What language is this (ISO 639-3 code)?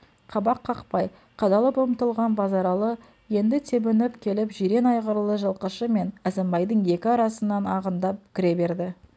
kaz